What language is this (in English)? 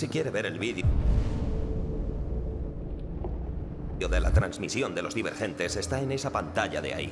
Spanish